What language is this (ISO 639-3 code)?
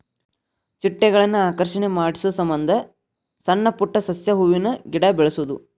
kan